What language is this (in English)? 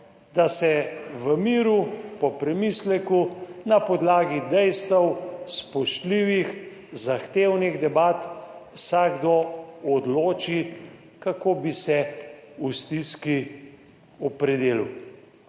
Slovenian